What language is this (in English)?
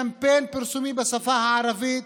Hebrew